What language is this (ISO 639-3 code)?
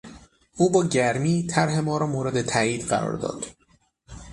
fas